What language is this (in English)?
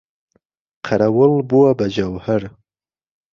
Central Kurdish